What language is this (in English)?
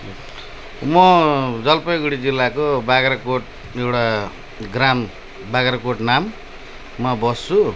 Nepali